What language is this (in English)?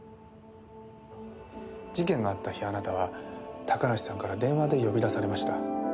Japanese